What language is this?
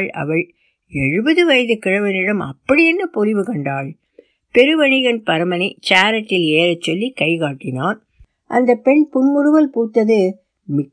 Tamil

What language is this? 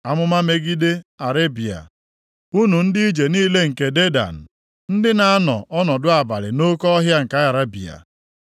Igbo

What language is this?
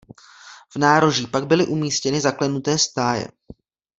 Czech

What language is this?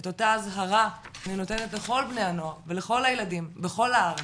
Hebrew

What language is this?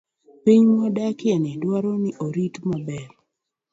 Luo (Kenya and Tanzania)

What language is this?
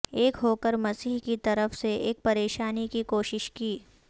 Urdu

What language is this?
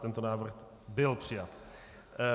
Czech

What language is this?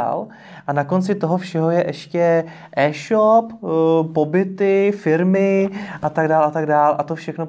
Czech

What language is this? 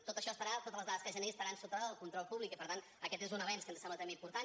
Catalan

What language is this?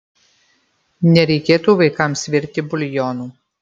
Lithuanian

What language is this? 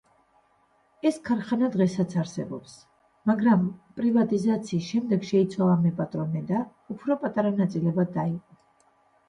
Georgian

